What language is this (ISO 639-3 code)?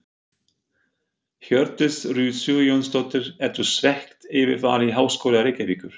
isl